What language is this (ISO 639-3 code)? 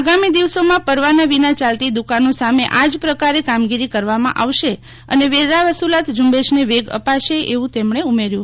guj